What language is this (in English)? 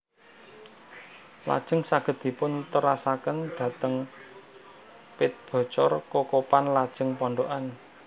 Javanese